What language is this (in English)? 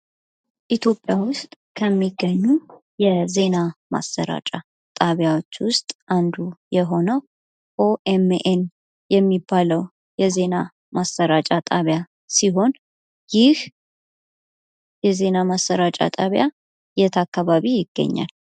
Amharic